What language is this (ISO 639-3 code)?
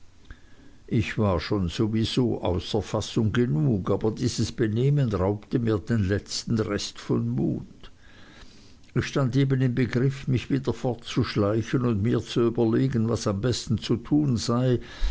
deu